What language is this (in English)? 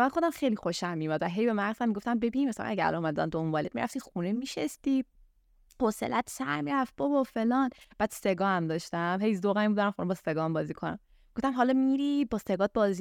Persian